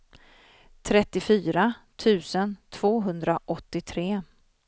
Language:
Swedish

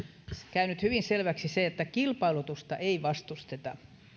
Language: Finnish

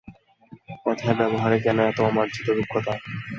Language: Bangla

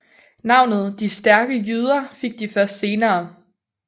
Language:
Danish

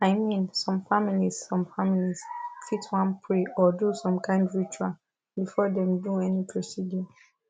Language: Nigerian Pidgin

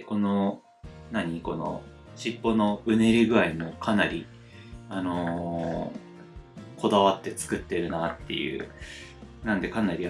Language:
Japanese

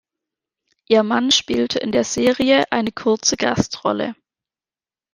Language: German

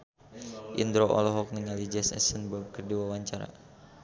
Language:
Sundanese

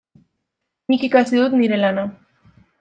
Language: Basque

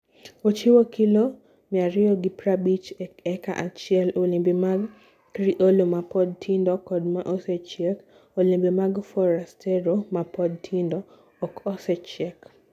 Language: Luo (Kenya and Tanzania)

